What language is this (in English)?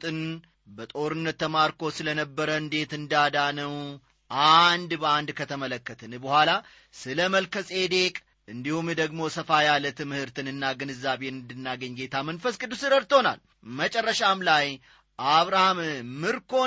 Amharic